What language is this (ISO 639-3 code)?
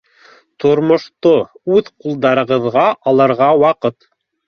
bak